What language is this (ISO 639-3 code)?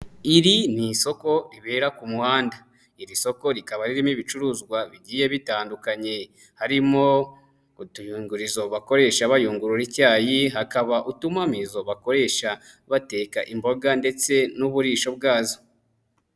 kin